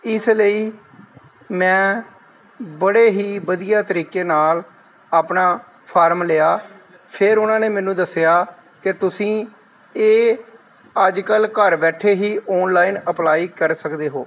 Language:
Punjabi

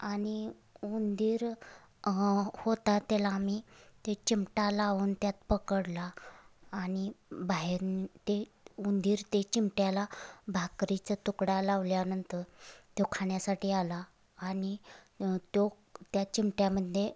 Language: Marathi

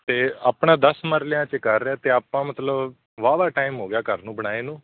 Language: Punjabi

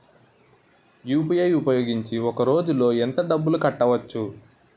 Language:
Telugu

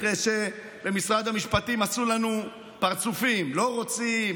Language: Hebrew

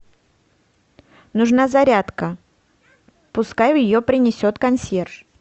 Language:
Russian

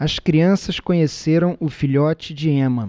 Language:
Portuguese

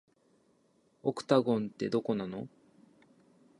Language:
Japanese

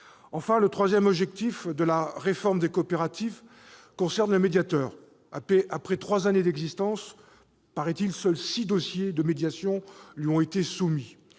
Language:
French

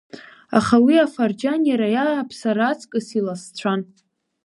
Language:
Abkhazian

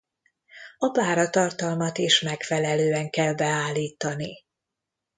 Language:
Hungarian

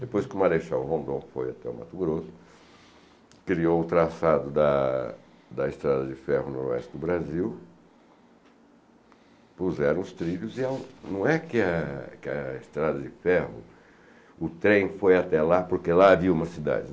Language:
Portuguese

